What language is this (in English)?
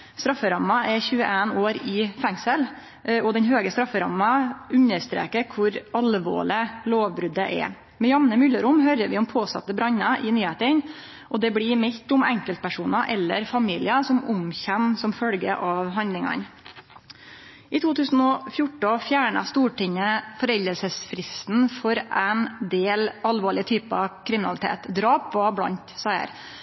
Norwegian Nynorsk